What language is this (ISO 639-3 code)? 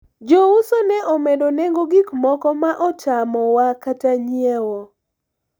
luo